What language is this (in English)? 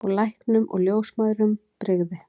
Icelandic